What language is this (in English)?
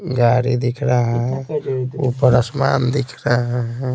Hindi